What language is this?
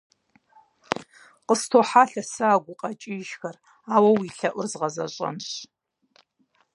Kabardian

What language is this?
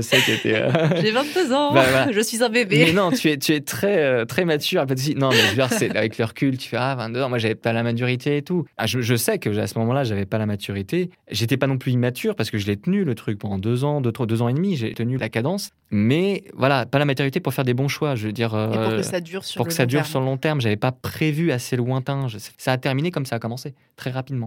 French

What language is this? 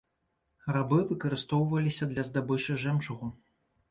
Belarusian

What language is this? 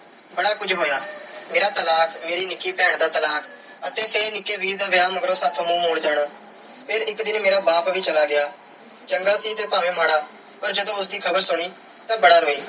Punjabi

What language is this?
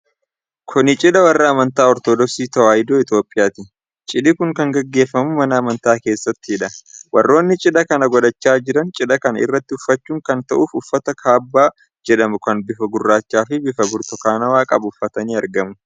Oromo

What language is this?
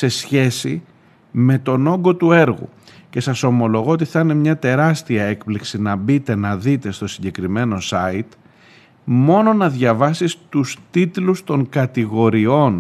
Greek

